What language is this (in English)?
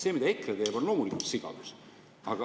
Estonian